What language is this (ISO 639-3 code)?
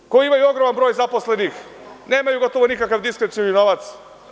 srp